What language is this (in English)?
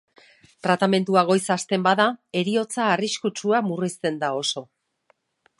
Basque